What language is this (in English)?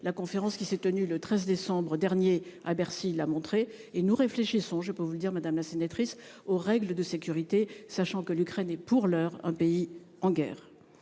French